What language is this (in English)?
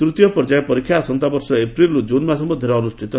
Odia